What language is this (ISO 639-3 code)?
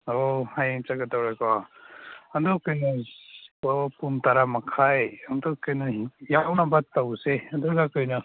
mni